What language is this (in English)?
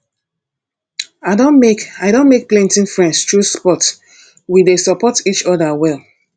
Nigerian Pidgin